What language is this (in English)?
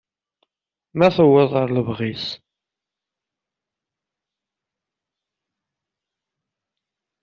Kabyle